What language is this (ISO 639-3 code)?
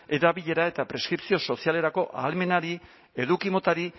eus